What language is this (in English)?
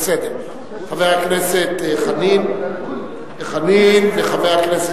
Hebrew